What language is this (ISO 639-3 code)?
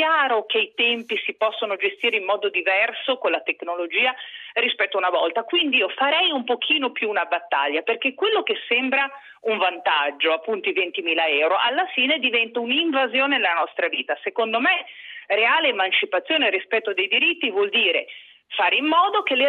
ita